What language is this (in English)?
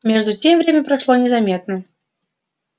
Russian